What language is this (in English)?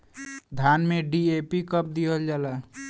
Bhojpuri